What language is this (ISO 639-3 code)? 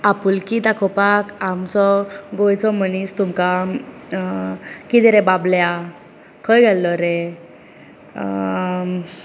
kok